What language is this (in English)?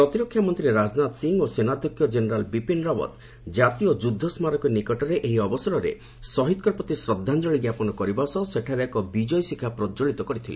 Odia